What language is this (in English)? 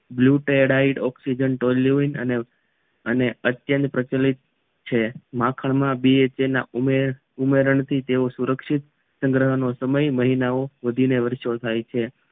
Gujarati